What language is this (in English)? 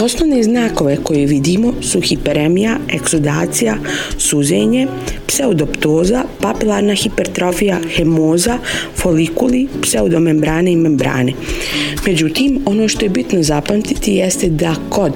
Croatian